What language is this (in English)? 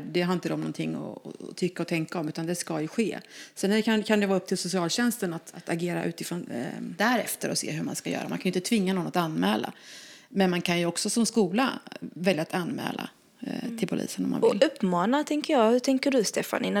Swedish